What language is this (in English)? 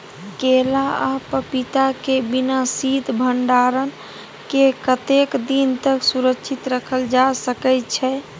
Maithili